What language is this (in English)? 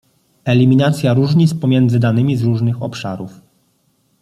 Polish